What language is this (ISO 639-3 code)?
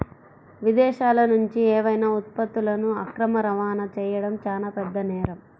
tel